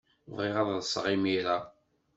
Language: Kabyle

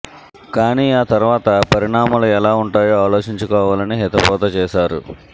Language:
Telugu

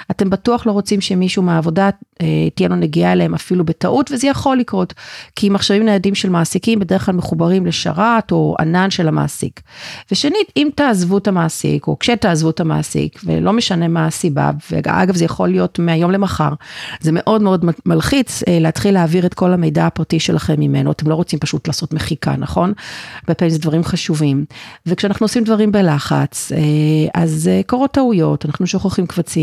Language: Hebrew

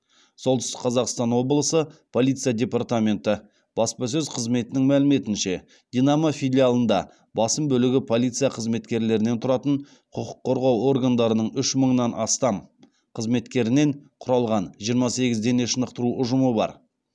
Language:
Kazakh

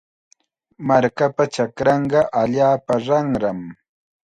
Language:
Chiquián Ancash Quechua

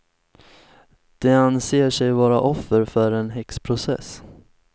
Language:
Swedish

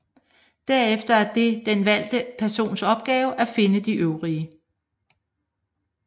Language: Danish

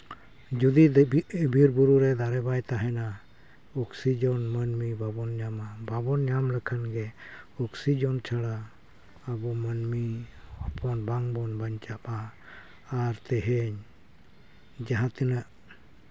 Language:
Santali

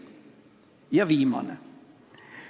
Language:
Estonian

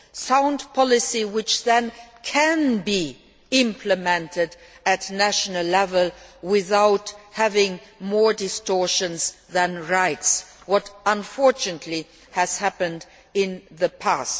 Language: English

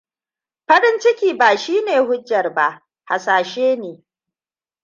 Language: Hausa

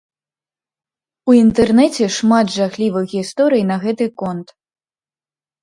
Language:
Belarusian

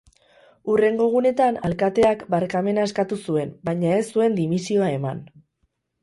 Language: Basque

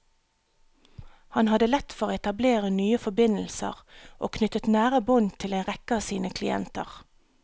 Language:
Norwegian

